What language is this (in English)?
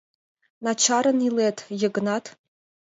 Mari